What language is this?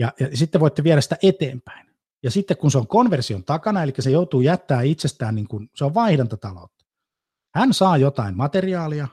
Finnish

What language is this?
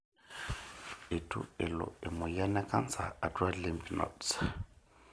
Masai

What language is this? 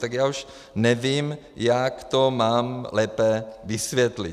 Czech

